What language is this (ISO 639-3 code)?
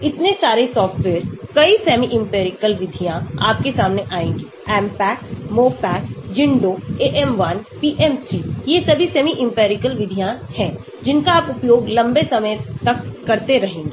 hin